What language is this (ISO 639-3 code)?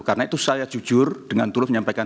ind